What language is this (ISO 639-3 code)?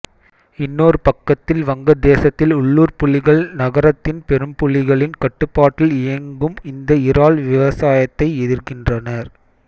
tam